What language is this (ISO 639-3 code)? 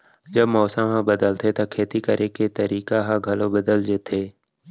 hne